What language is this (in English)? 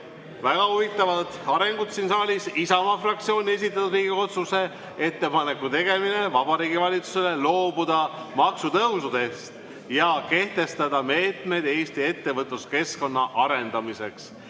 Estonian